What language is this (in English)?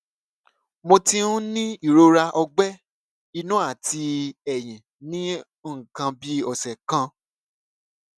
Yoruba